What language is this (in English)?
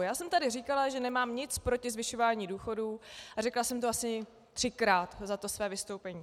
Czech